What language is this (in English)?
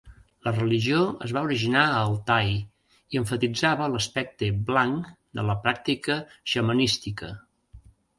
Catalan